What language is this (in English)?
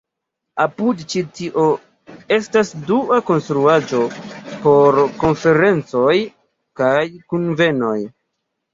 Esperanto